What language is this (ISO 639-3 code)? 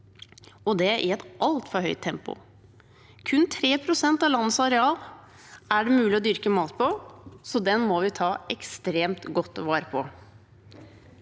nor